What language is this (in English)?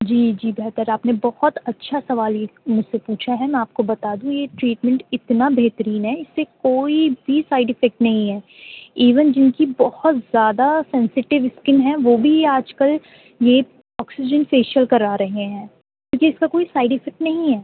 Urdu